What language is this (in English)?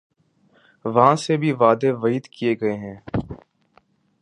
Urdu